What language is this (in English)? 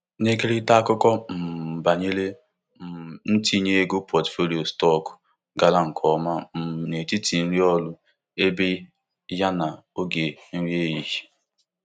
Igbo